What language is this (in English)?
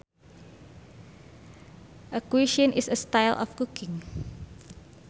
Sundanese